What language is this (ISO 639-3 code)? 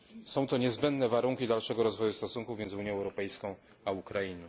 pol